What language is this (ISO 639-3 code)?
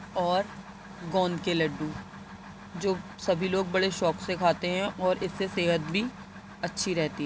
urd